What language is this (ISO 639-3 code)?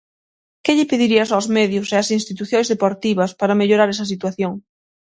glg